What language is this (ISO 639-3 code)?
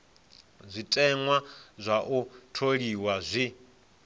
ven